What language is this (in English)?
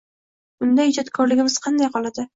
Uzbek